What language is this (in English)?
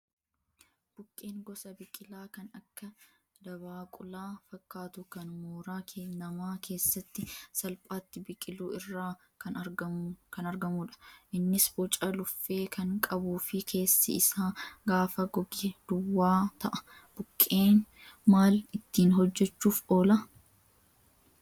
Oromo